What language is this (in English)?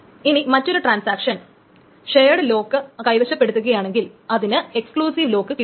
Malayalam